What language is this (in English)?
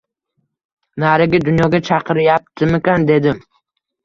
Uzbek